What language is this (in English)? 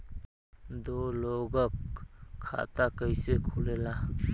Bhojpuri